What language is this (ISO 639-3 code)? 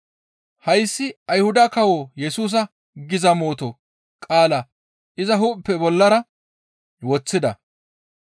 gmv